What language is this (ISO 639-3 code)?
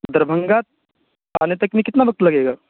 urd